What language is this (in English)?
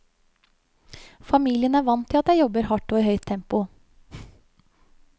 Norwegian